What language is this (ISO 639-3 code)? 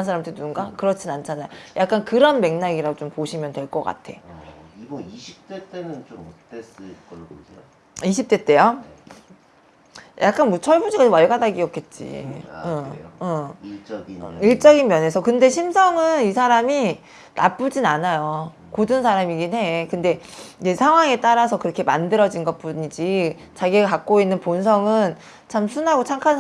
kor